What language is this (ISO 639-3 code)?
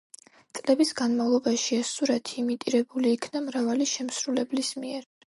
kat